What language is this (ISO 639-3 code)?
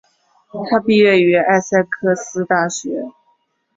zho